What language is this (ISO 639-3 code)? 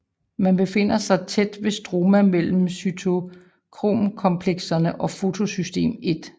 dan